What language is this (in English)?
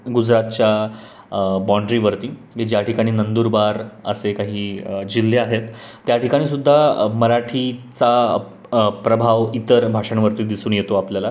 Marathi